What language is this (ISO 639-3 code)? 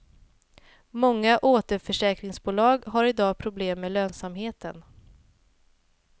swe